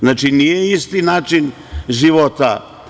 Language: Serbian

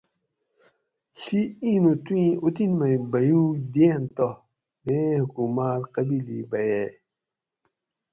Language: Gawri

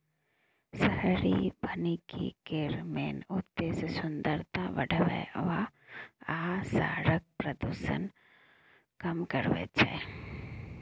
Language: Maithili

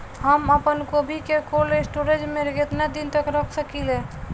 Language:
Bhojpuri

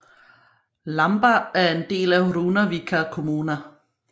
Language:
Danish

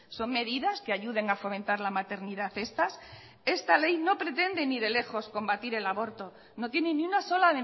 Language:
Spanish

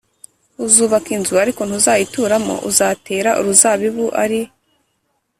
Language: Kinyarwanda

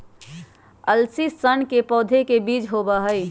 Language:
Magahi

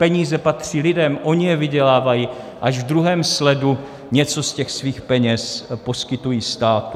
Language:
Czech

